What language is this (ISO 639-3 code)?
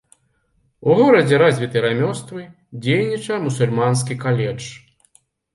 bel